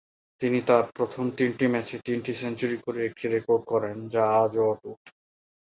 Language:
Bangla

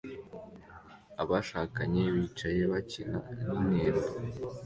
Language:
Kinyarwanda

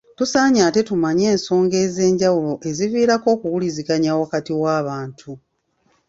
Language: Ganda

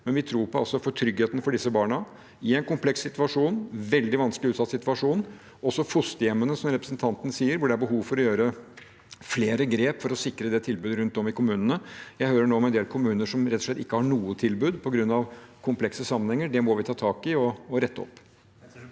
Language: Norwegian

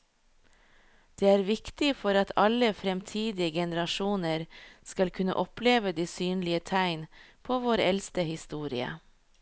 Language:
Norwegian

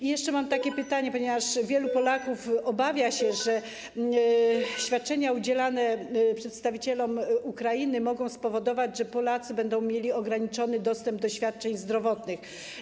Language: Polish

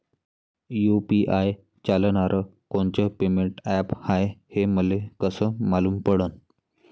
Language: Marathi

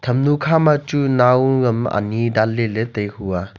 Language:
Wancho Naga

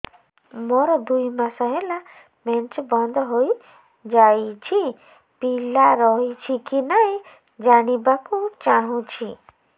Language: Odia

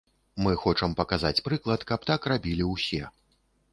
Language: Belarusian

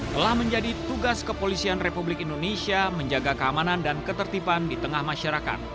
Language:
Indonesian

